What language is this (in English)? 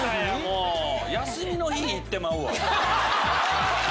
Japanese